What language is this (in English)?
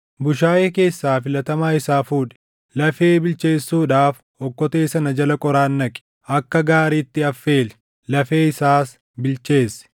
Oromo